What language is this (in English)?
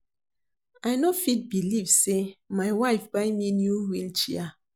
Nigerian Pidgin